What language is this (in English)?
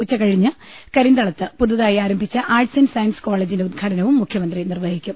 Malayalam